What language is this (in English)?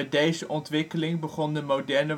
Dutch